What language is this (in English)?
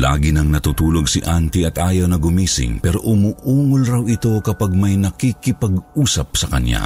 Filipino